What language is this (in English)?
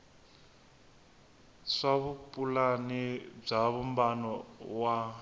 Tsonga